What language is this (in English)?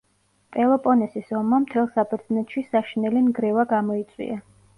Georgian